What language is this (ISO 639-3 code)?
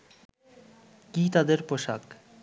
ben